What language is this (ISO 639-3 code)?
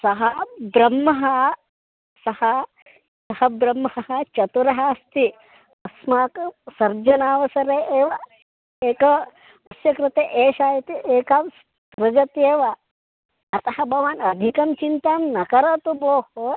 san